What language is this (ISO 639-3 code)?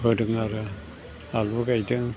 brx